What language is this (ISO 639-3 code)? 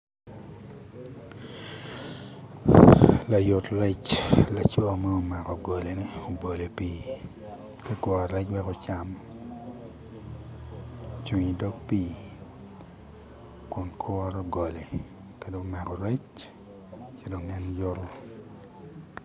ach